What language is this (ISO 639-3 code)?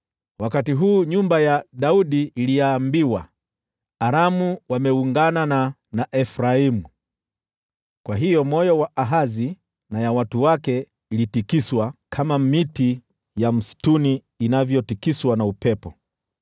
swa